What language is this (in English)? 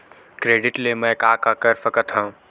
Chhattisgarhi